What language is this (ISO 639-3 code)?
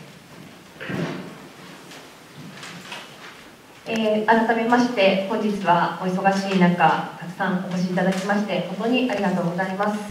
jpn